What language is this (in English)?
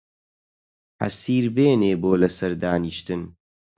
Central Kurdish